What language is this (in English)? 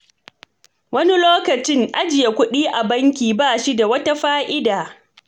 Hausa